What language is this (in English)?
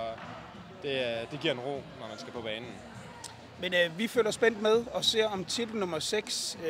Danish